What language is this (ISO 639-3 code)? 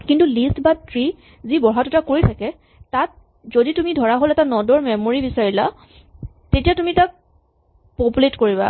asm